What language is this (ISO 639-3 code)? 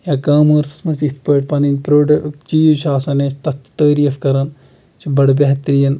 kas